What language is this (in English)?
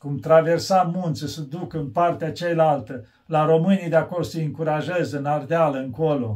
Romanian